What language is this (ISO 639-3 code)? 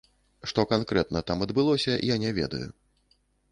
bel